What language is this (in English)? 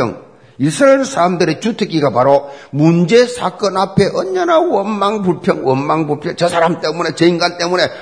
Korean